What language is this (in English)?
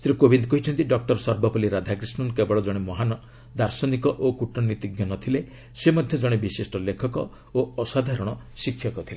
Odia